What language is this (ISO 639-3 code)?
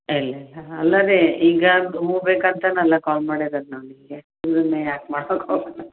kan